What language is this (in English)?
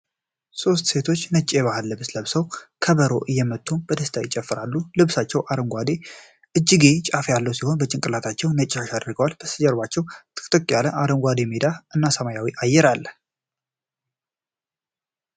Amharic